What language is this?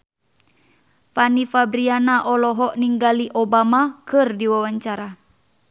Sundanese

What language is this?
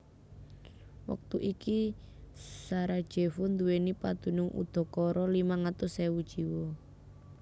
Javanese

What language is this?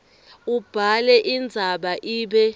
Swati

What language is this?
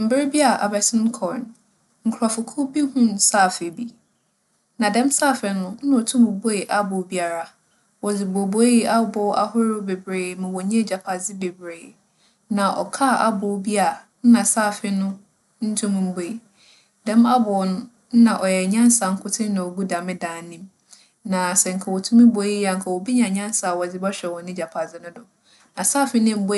Akan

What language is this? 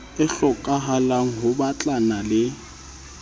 Southern Sotho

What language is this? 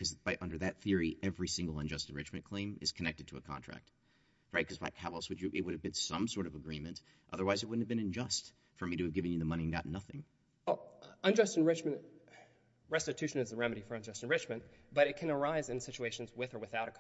English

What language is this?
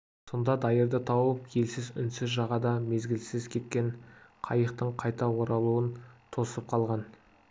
Kazakh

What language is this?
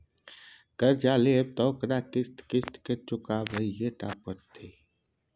Maithili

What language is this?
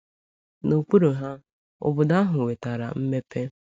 Igbo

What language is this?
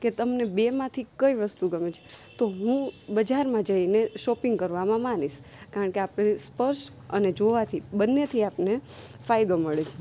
Gujarati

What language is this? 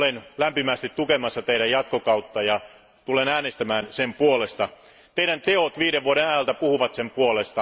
Finnish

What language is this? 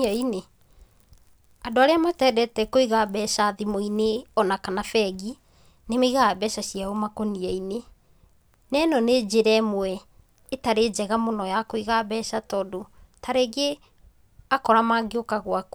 Kikuyu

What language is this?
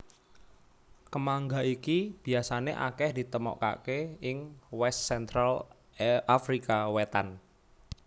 Javanese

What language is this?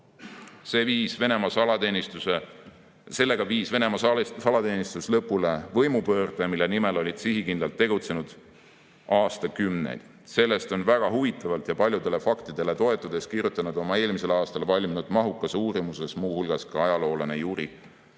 Estonian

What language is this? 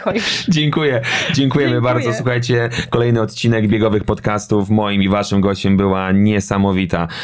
Polish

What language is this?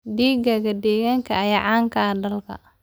Somali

